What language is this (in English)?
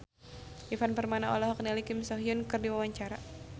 Sundanese